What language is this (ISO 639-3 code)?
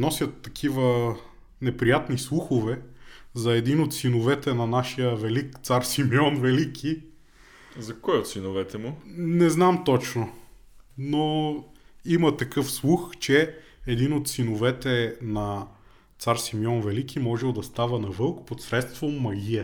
bul